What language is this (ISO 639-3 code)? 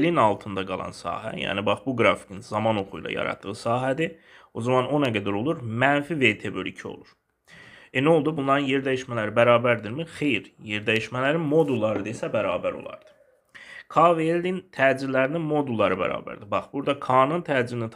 tur